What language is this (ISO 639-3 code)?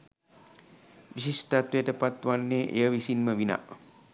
sin